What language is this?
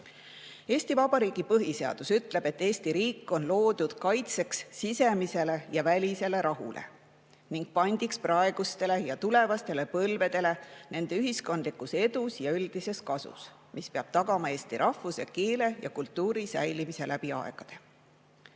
Estonian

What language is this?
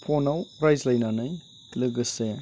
Bodo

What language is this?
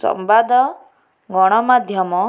Odia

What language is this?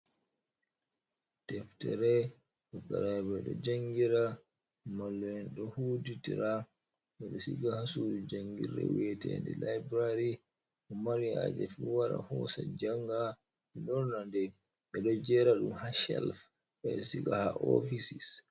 Fula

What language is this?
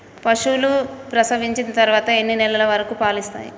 Telugu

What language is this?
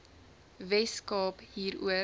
Afrikaans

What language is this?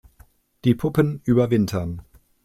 German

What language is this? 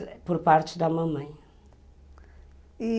Portuguese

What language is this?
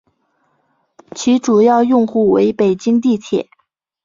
Chinese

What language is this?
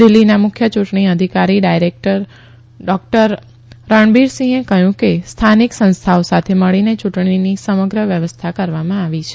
Gujarati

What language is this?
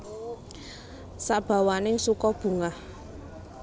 Javanese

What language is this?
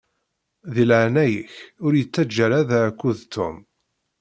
Kabyle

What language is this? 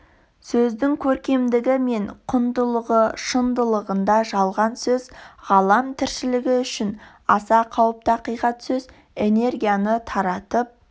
Kazakh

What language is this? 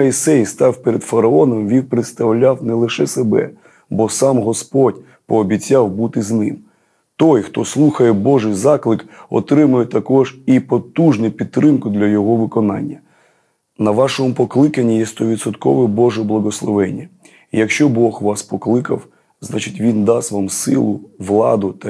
Ukrainian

